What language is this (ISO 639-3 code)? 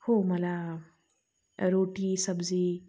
mar